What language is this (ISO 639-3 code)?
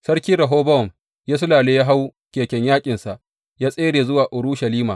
hau